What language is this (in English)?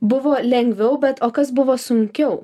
Lithuanian